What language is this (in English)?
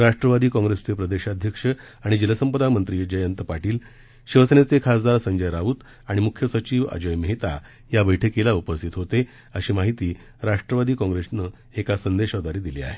Marathi